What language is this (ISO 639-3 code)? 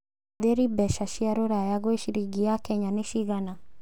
kik